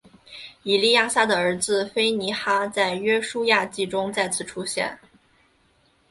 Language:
Chinese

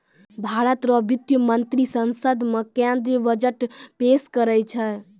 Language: Maithili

